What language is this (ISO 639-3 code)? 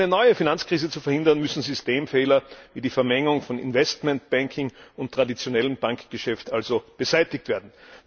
deu